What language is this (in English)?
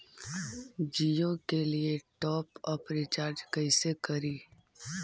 Magahi